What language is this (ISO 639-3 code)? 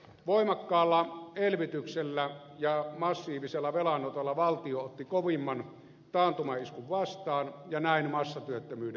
fin